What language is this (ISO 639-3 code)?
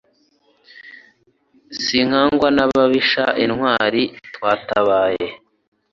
kin